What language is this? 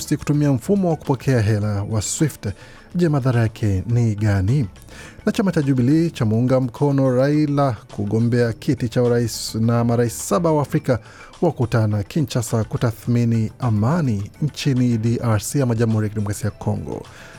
Swahili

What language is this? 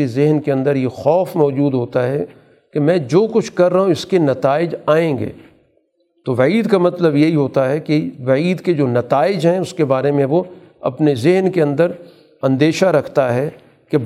Urdu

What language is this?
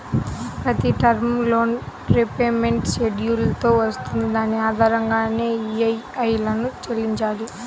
Telugu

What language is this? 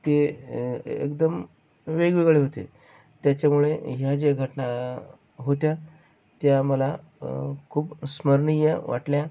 Marathi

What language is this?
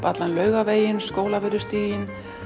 Icelandic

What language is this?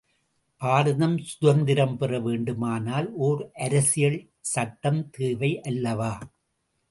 Tamil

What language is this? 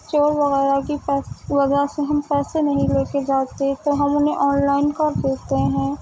Urdu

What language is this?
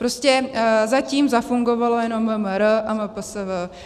Czech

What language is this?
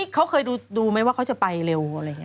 Thai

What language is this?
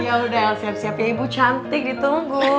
Indonesian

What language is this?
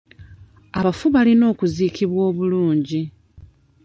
Ganda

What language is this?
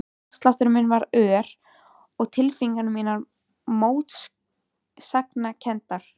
Icelandic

